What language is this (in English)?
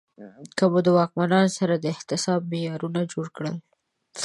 Pashto